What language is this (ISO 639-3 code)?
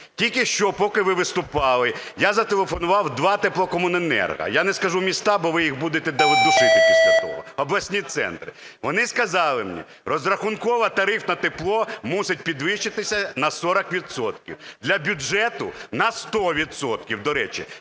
ukr